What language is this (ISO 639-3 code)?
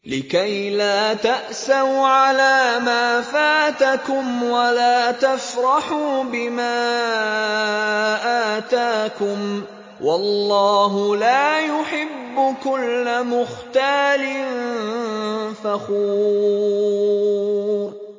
ara